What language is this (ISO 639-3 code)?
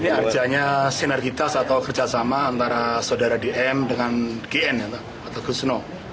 ind